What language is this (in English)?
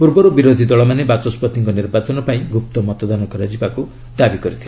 Odia